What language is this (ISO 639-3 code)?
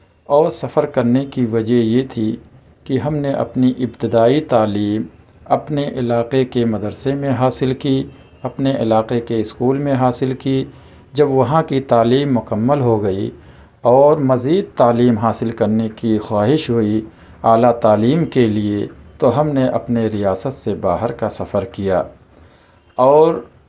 urd